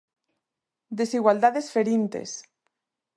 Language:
Galician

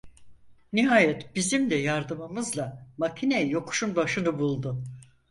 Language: Turkish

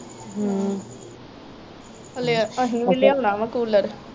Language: Punjabi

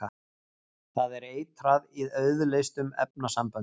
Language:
Icelandic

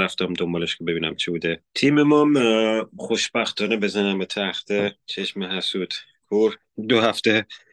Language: Persian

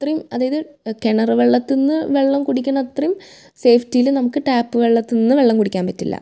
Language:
Malayalam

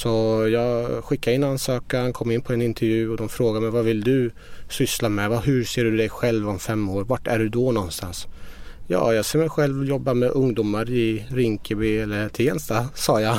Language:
Swedish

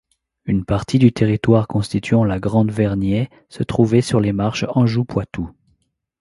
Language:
French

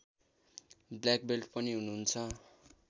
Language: Nepali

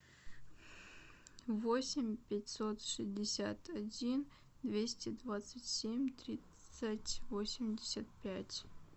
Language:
Russian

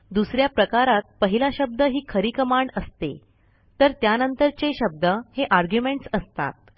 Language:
Marathi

